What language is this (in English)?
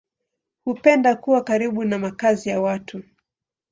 Swahili